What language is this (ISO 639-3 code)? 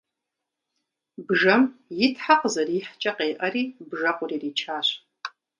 kbd